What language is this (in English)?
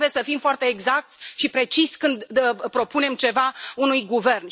Romanian